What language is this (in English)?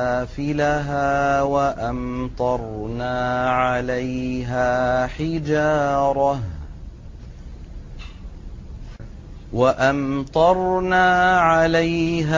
Arabic